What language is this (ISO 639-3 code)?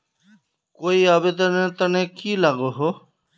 mag